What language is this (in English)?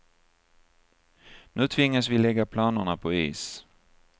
Swedish